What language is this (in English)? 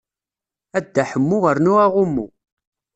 Kabyle